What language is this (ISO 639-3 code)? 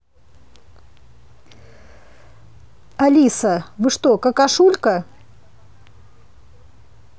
rus